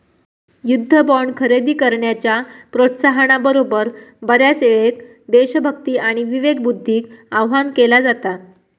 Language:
Marathi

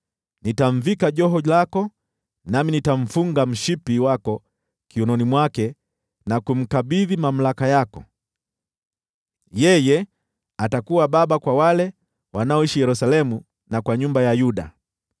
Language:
Swahili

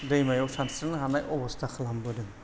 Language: Bodo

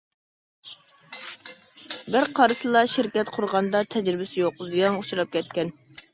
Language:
Uyghur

